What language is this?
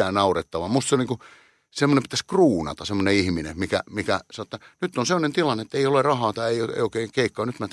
Finnish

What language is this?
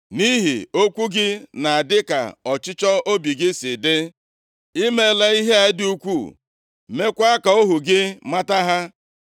Igbo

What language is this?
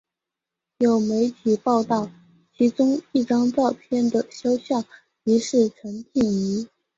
Chinese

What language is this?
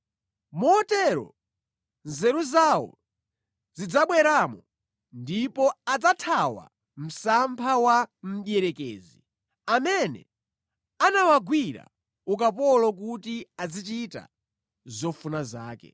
Nyanja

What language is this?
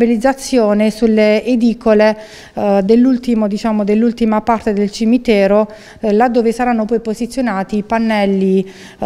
Italian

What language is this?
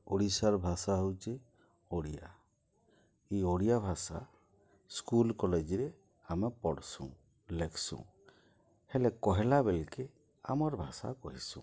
Odia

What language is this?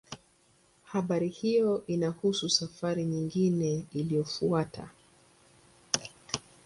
Swahili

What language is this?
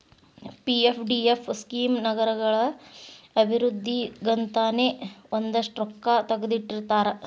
Kannada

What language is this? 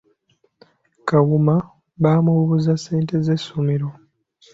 Ganda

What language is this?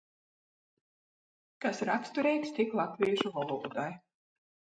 Latgalian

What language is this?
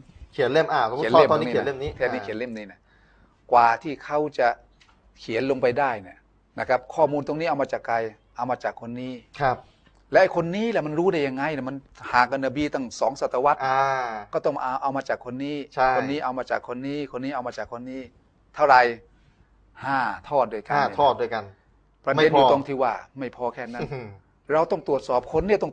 Thai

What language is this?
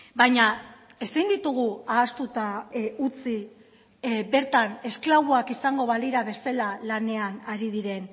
Basque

